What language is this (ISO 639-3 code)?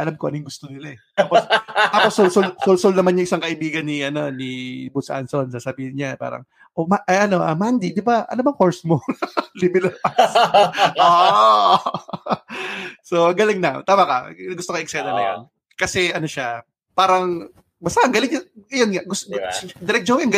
fil